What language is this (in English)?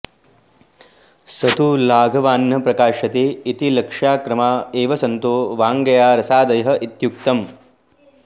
Sanskrit